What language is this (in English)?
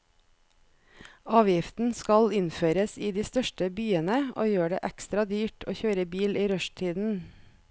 Norwegian